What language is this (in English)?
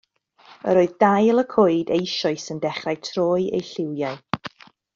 Welsh